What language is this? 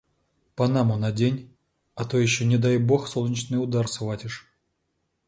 Russian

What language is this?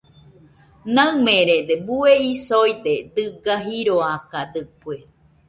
Nüpode Huitoto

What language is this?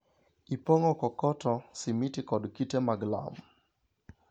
Luo (Kenya and Tanzania)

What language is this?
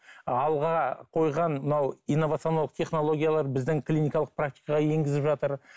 Kazakh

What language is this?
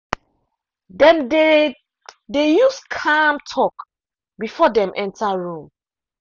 Nigerian Pidgin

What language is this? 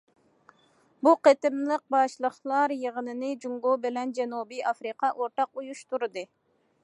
Uyghur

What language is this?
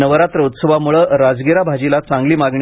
Marathi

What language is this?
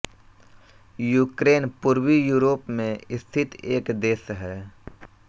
Hindi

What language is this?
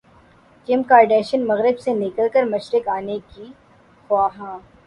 Urdu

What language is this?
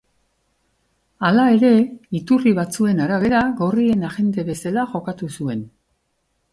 Basque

